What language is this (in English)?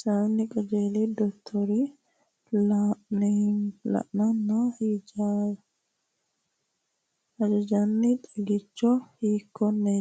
Sidamo